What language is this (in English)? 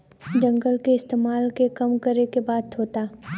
Bhojpuri